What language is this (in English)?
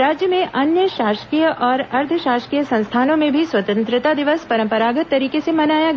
Hindi